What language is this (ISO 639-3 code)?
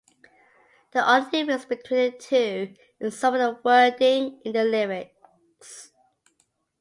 eng